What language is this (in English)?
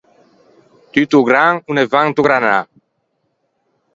Ligurian